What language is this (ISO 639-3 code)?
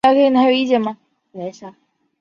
zho